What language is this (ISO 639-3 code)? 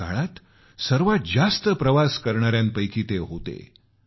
mar